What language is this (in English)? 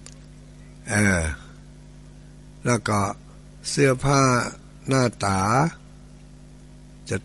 Thai